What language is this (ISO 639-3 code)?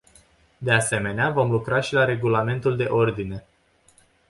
ron